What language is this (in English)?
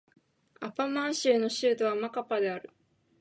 Japanese